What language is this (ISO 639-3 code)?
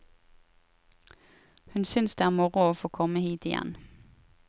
nor